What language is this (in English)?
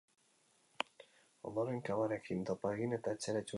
Basque